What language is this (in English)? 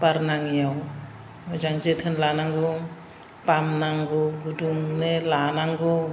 Bodo